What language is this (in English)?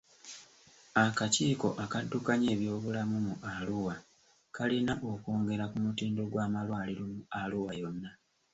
Ganda